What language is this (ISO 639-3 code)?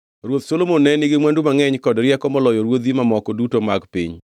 luo